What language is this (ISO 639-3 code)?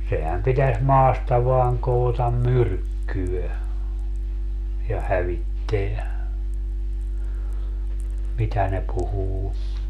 fin